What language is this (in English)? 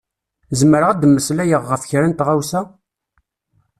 Kabyle